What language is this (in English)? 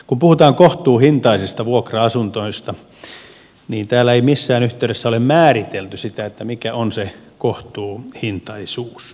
Finnish